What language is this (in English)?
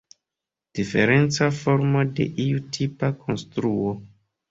Esperanto